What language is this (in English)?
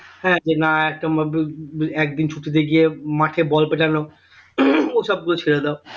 Bangla